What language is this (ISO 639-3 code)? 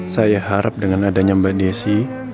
ind